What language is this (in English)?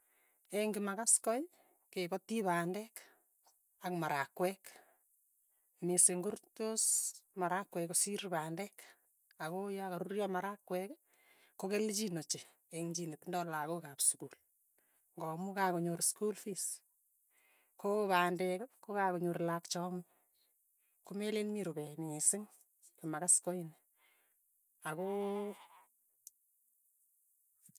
Tugen